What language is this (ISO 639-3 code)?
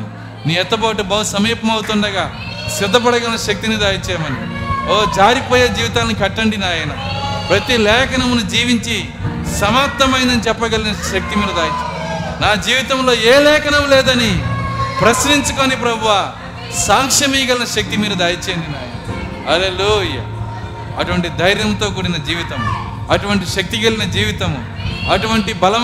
tel